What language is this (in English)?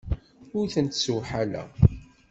Kabyle